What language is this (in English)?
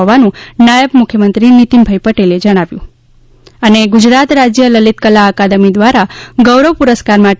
Gujarati